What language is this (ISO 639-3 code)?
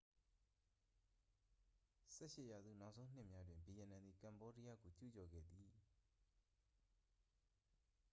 mya